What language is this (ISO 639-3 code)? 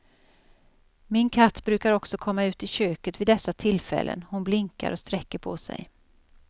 swe